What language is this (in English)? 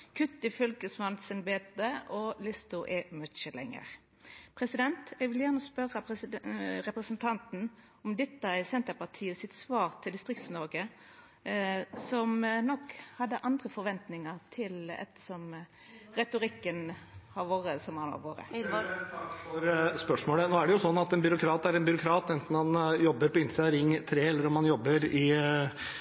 Norwegian